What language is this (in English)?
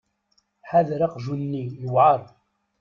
Kabyle